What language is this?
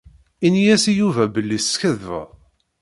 Kabyle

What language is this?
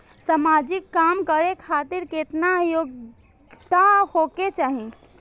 Maithili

